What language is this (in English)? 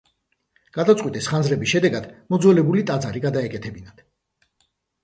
Georgian